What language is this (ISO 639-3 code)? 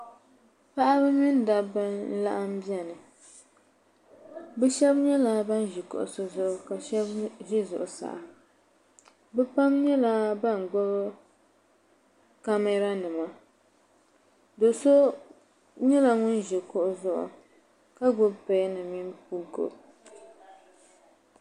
dag